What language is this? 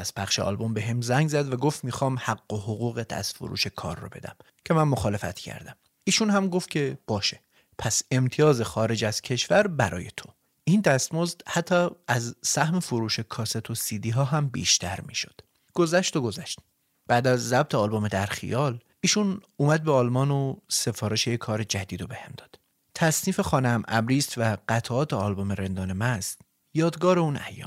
Persian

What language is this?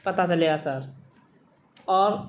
Urdu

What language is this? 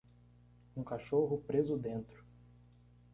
Portuguese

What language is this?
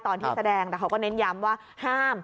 Thai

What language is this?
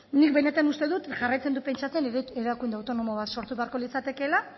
Basque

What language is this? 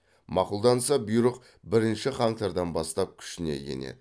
Kazakh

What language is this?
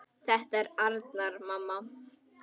Icelandic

